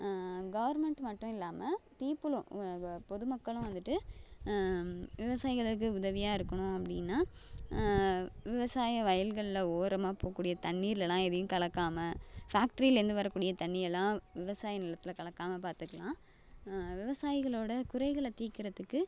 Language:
Tamil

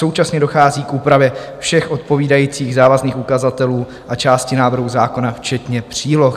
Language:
Czech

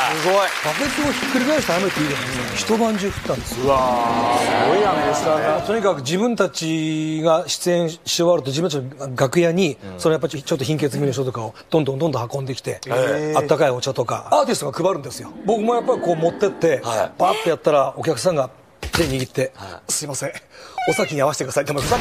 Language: Japanese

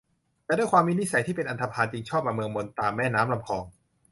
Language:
Thai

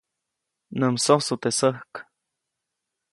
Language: Copainalá Zoque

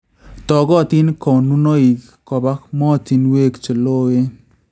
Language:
Kalenjin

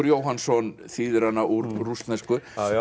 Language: Icelandic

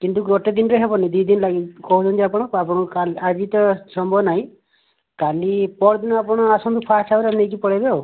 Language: Odia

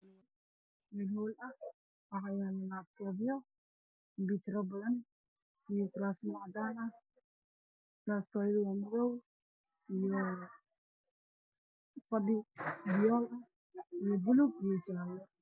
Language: Somali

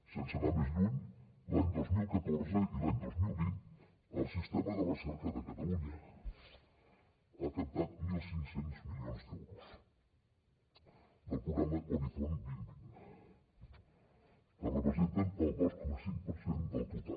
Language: Catalan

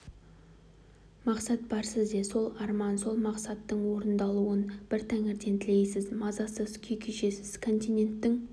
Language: Kazakh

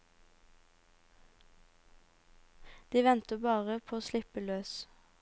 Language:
Norwegian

